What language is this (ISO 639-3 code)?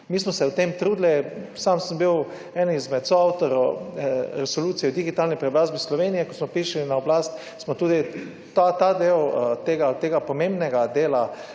slv